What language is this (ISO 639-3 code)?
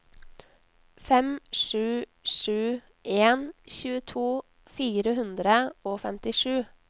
nor